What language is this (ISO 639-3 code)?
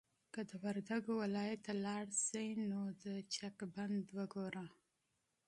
pus